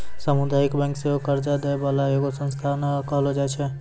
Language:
Maithili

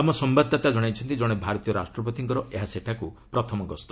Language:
Odia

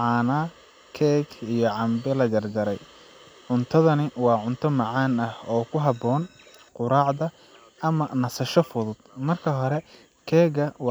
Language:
Somali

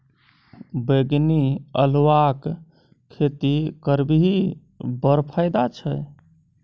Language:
Maithili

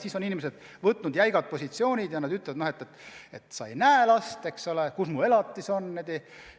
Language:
Estonian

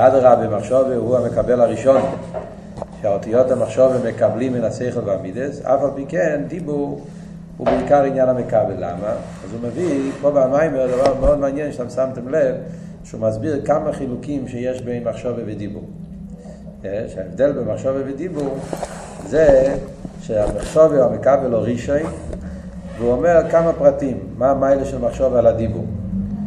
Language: Hebrew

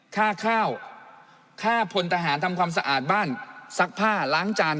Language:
Thai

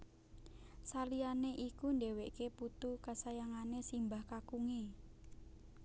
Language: Javanese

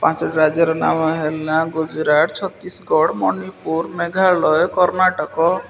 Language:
Odia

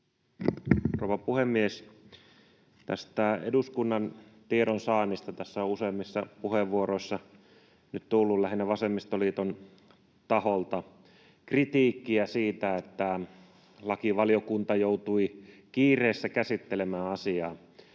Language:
Finnish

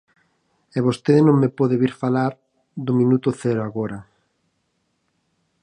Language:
Galician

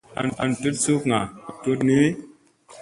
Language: Musey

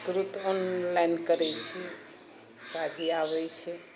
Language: Maithili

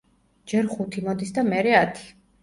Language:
Georgian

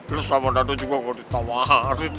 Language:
Indonesian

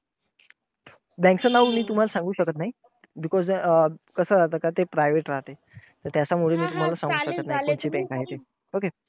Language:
Marathi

